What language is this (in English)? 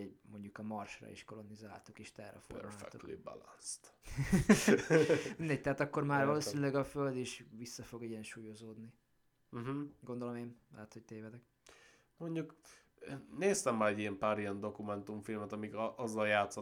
Hungarian